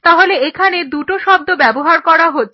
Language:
Bangla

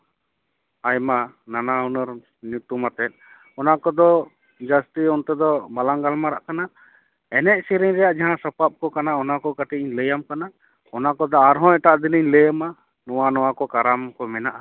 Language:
Santali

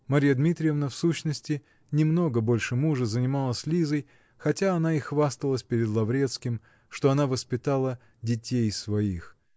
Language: Russian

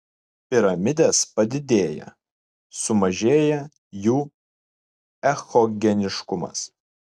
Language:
Lithuanian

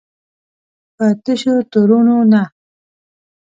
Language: Pashto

